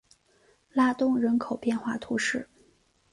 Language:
Chinese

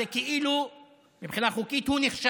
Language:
Hebrew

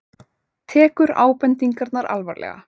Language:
Icelandic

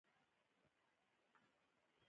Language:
Pashto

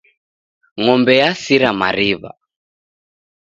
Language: Taita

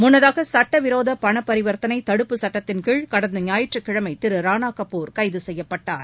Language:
Tamil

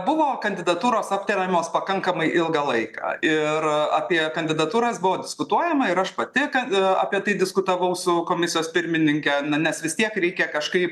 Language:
Lithuanian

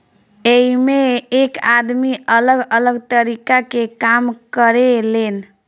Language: Bhojpuri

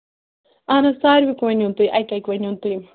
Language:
Kashmiri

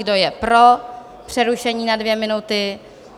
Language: Czech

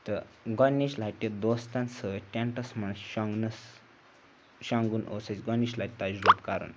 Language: Kashmiri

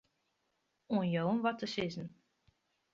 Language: Western Frisian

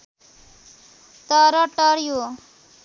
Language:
Nepali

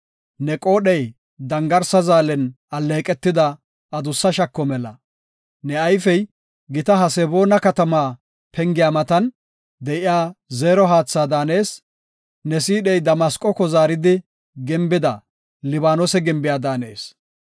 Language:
Gofa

